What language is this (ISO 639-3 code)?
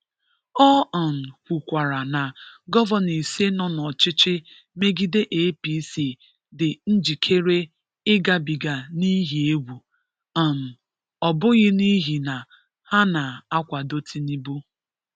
ibo